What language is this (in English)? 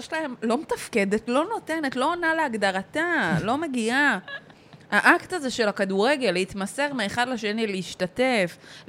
Hebrew